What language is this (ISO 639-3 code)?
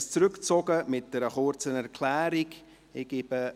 gsw